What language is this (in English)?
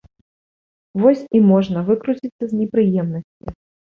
Belarusian